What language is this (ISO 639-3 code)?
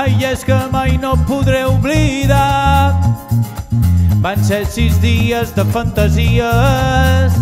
ron